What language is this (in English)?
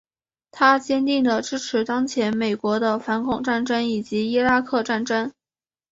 Chinese